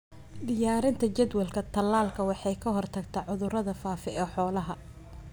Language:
Somali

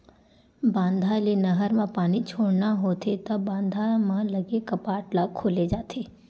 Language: Chhattisgarhi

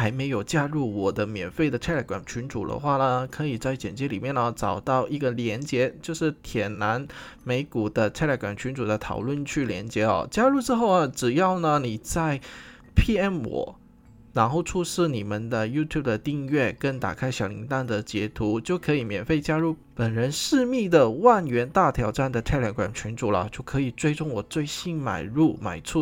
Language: Chinese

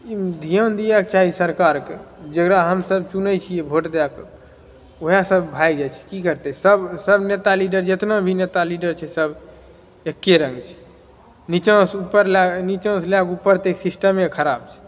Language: Maithili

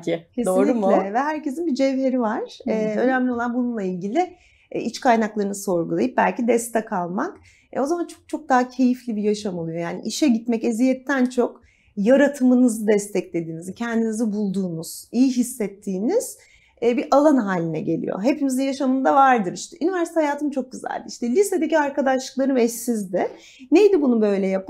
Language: Turkish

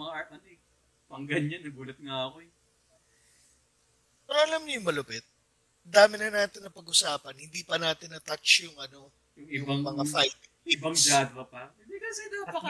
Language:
Filipino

